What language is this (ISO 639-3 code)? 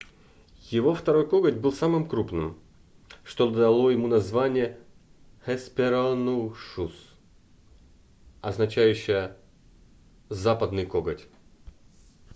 rus